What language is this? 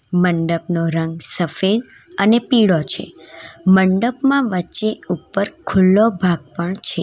Gujarati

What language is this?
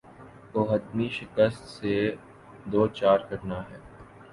Urdu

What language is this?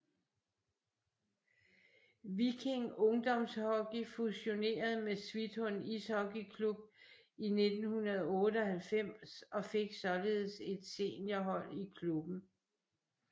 Danish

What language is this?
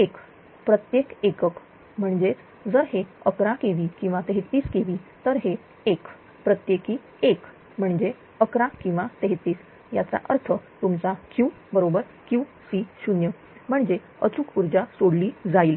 Marathi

